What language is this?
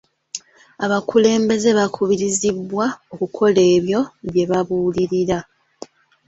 Ganda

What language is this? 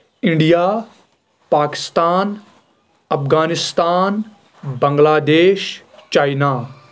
Kashmiri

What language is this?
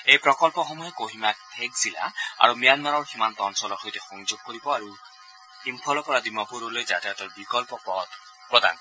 Assamese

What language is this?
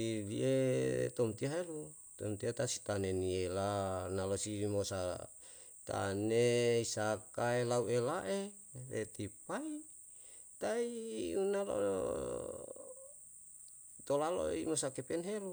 Yalahatan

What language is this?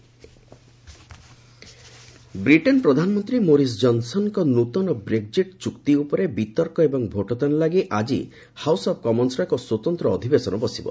Odia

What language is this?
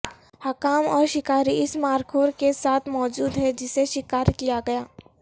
Urdu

